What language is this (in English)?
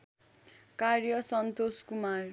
Nepali